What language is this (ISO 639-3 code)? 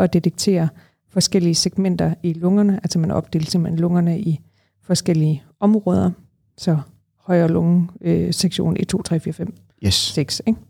dan